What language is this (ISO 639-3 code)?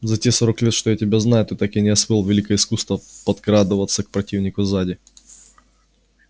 rus